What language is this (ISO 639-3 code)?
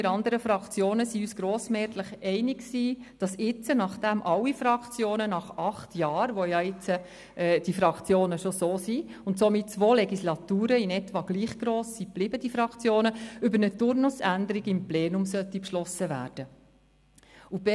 gsw